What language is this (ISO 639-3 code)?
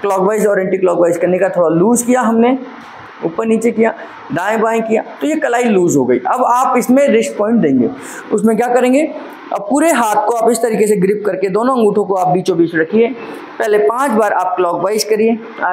hin